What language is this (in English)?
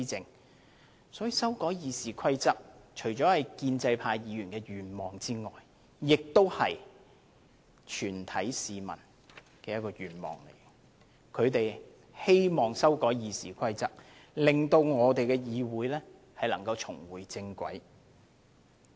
Cantonese